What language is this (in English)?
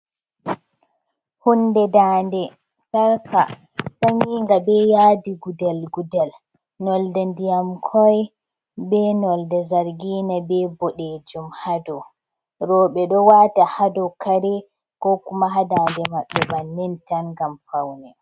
Fula